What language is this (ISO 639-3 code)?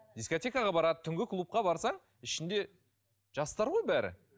kaz